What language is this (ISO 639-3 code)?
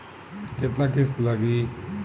bho